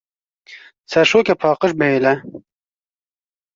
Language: Kurdish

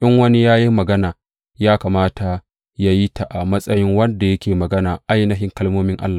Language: Hausa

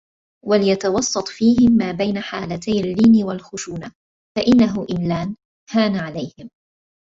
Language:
Arabic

